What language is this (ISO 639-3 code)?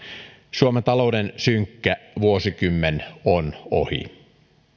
fin